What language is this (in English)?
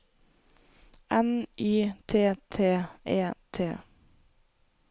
Norwegian